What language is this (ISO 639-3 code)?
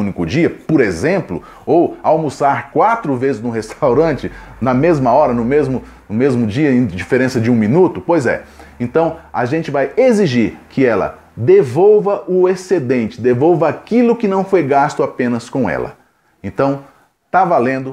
por